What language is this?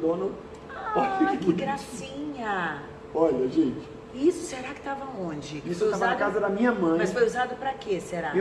Portuguese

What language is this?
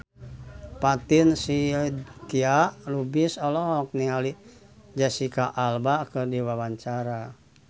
Sundanese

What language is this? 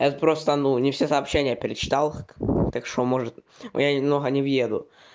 Russian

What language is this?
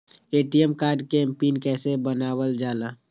Magahi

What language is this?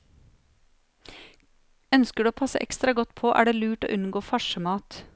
Norwegian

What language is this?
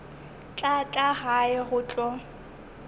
Northern Sotho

